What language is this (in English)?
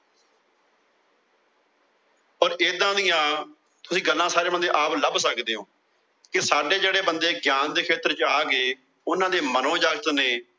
Punjabi